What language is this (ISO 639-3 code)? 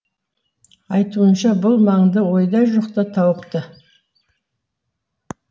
kaz